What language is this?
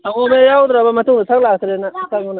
Manipuri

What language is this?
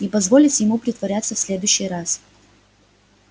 Russian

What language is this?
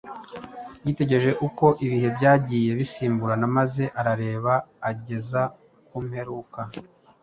Kinyarwanda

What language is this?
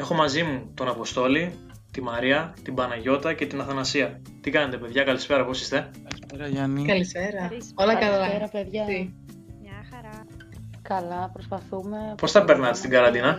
Greek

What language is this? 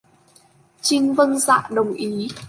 Vietnamese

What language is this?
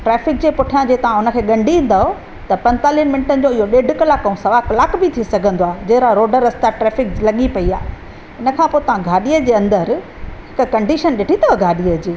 Sindhi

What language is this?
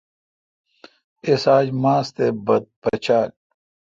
Kalkoti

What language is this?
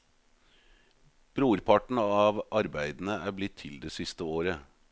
Norwegian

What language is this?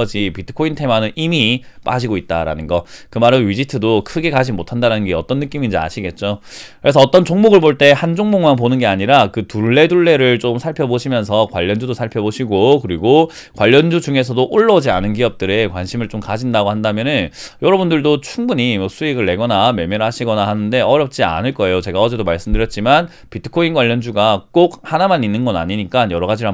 Korean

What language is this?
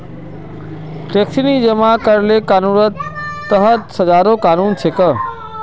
Magahi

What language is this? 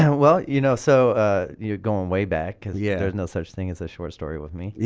English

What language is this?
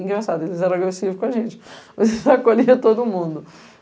Portuguese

